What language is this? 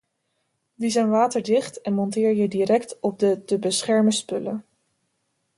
Dutch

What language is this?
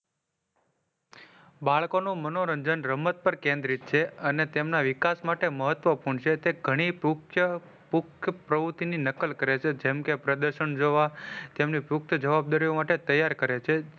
Gujarati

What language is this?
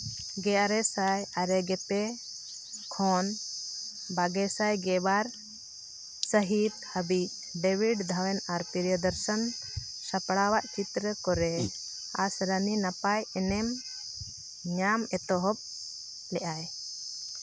Santali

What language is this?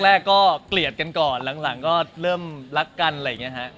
Thai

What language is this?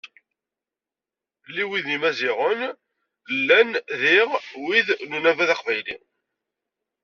Kabyle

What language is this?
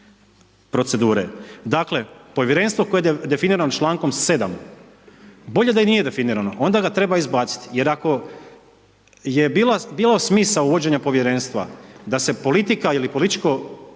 Croatian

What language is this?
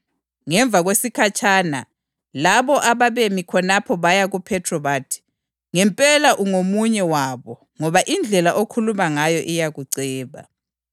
North Ndebele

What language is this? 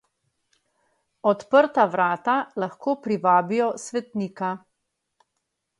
Slovenian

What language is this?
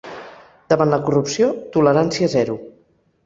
Catalan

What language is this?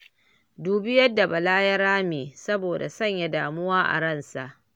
Hausa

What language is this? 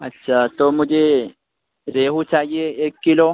Urdu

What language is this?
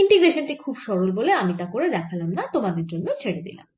Bangla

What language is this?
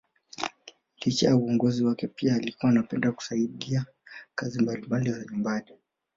Swahili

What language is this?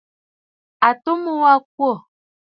Bafut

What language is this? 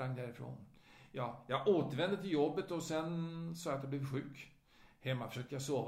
Swedish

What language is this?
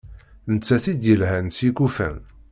Kabyle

